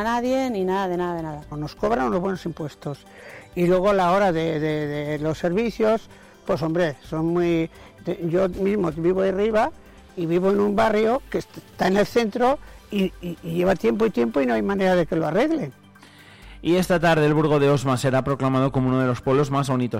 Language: Spanish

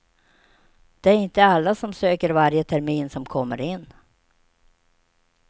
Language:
Swedish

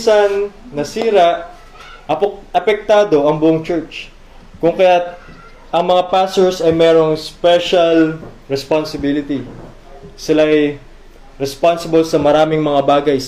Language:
Filipino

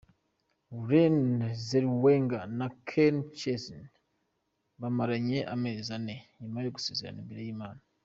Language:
Kinyarwanda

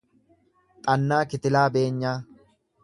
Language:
Oromo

